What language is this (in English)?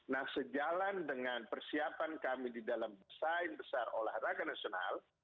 Indonesian